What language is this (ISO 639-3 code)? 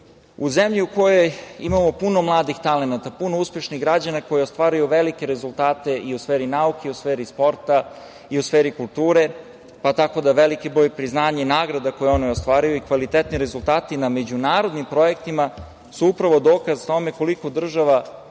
srp